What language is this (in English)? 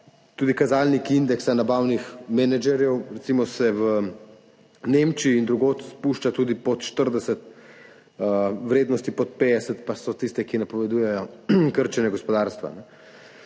Slovenian